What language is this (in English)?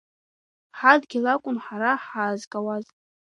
Abkhazian